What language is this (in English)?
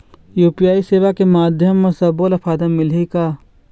Chhattisgarhi